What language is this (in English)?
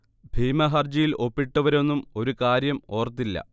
Malayalam